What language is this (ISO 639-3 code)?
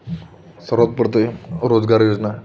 mar